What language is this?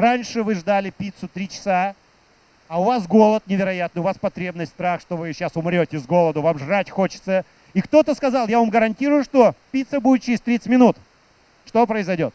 Russian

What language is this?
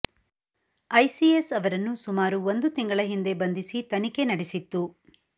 Kannada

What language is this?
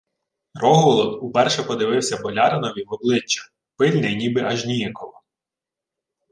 Ukrainian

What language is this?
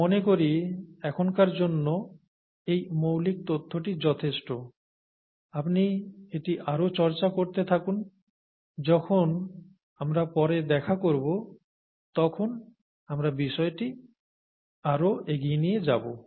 Bangla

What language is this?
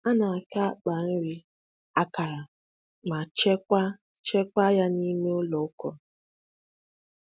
Igbo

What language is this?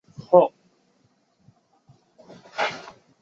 Chinese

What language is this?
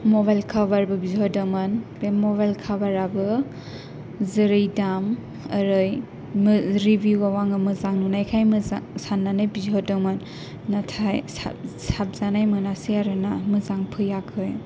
Bodo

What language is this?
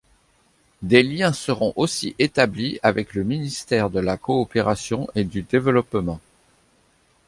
French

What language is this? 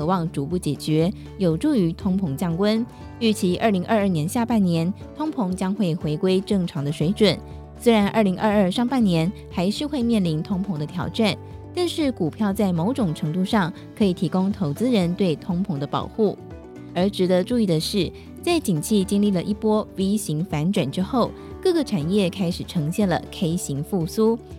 Chinese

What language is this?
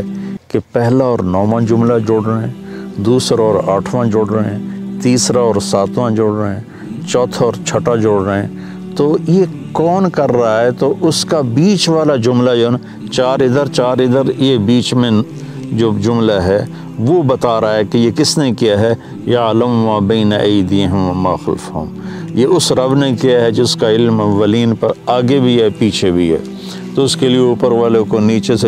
Urdu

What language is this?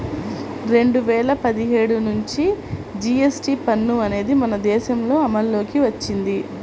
Telugu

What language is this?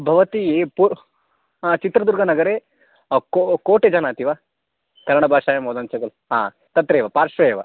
Sanskrit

